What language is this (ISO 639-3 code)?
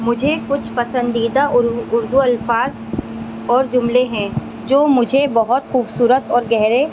urd